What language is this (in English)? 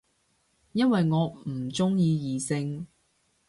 Cantonese